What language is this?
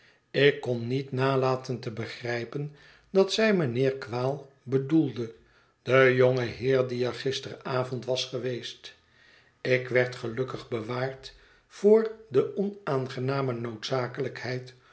Dutch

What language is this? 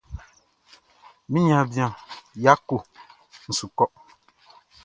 Baoulé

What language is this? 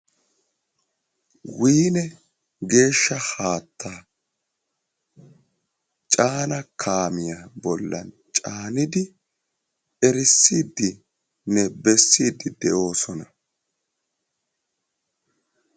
Wolaytta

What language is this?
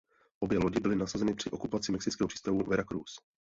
Czech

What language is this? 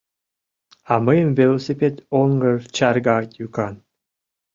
Mari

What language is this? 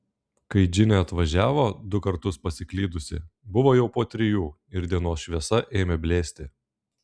Lithuanian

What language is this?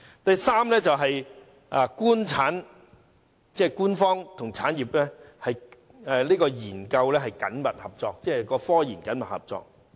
Cantonese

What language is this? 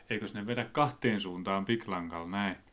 Finnish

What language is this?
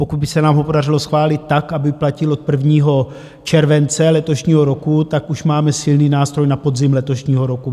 Czech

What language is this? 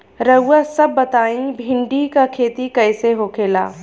Bhojpuri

